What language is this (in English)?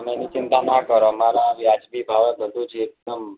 Gujarati